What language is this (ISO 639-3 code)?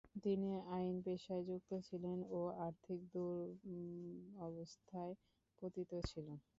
ben